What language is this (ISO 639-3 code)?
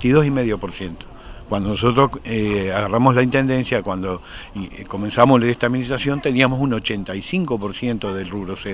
spa